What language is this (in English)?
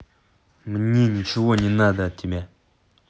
Russian